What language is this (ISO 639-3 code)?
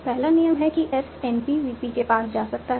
hin